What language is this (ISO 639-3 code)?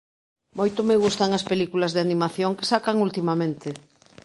glg